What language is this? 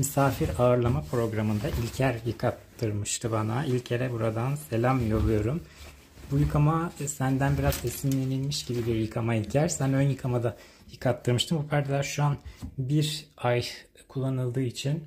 Turkish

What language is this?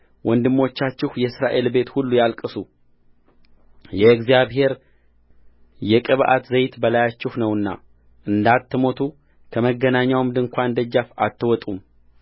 Amharic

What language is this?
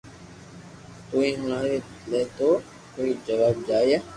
Loarki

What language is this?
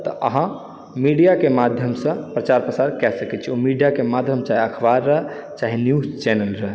Maithili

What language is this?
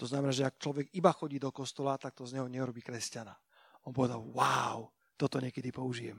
Slovak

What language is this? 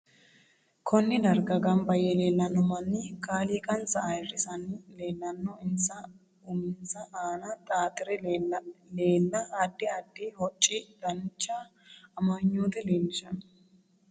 Sidamo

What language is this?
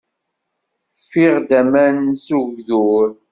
Kabyle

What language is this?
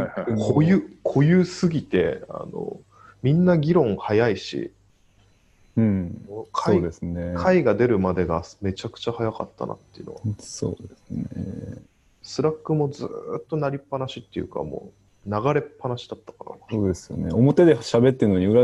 Japanese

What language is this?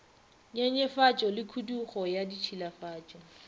Northern Sotho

